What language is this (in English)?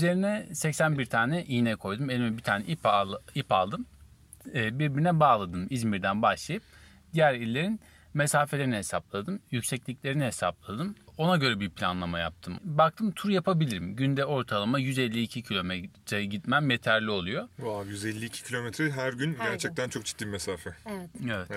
Turkish